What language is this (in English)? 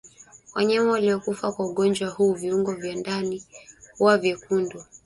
Swahili